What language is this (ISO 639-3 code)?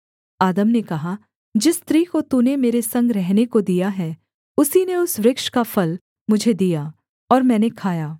hin